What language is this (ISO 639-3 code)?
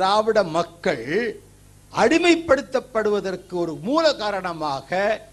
tam